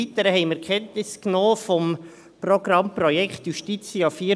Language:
Swiss German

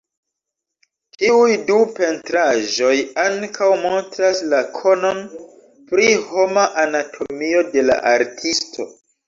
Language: Esperanto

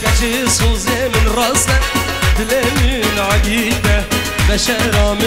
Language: Arabic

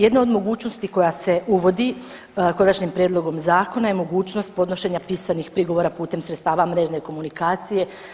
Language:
Croatian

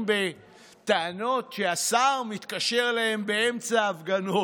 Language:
Hebrew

